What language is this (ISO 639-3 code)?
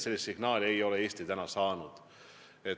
est